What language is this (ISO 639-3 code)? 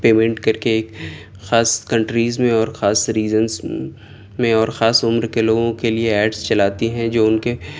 urd